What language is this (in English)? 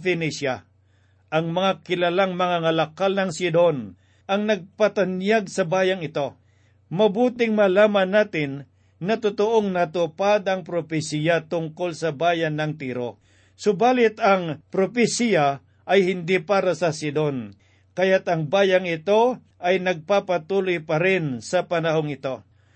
Filipino